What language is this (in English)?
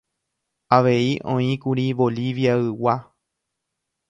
Guarani